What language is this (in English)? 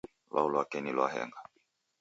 Taita